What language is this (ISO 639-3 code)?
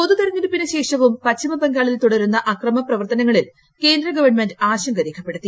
mal